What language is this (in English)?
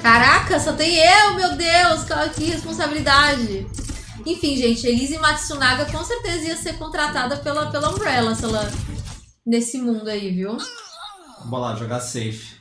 Portuguese